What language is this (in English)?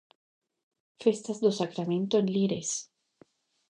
Galician